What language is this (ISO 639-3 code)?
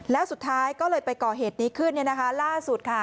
tha